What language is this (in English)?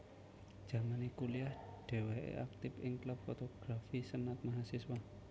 Javanese